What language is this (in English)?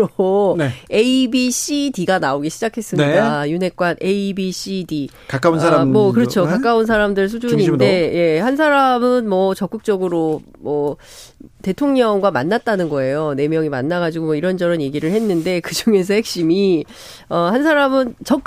Korean